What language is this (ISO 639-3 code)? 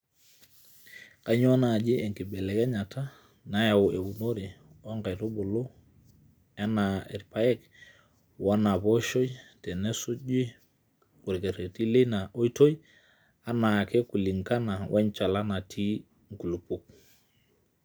mas